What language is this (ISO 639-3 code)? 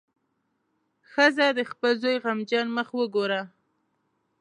pus